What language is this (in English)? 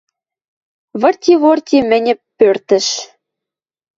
Western Mari